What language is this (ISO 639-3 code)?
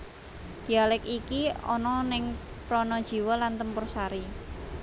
jav